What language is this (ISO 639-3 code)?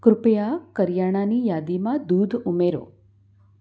guj